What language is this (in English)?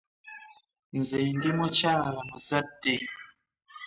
Ganda